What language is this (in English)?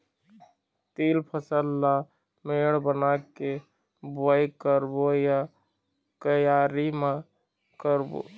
Chhattisgarhi